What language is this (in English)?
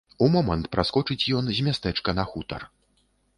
Belarusian